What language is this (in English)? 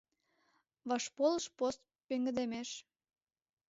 Mari